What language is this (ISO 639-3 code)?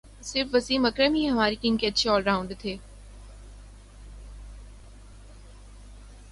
urd